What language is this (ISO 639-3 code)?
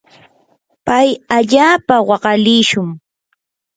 qur